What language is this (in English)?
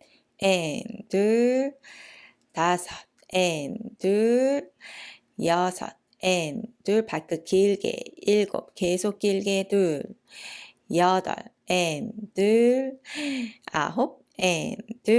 Korean